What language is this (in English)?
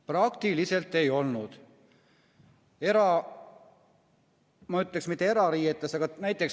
Estonian